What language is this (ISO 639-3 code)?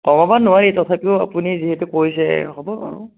asm